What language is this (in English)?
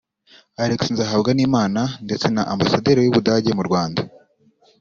Kinyarwanda